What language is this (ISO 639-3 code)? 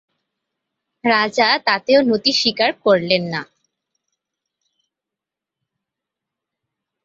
ben